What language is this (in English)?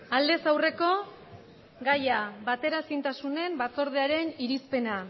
Basque